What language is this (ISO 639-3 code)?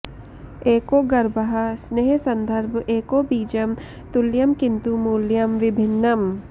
san